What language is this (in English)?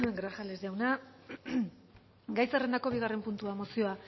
Basque